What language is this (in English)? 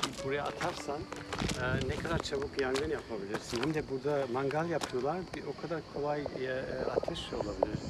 Turkish